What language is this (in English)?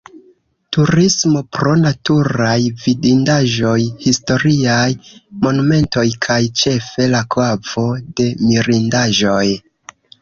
Esperanto